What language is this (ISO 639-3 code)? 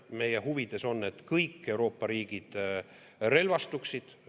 est